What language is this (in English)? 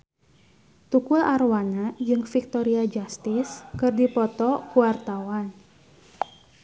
Sundanese